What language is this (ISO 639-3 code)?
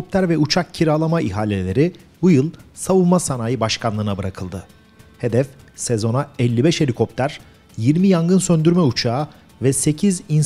tur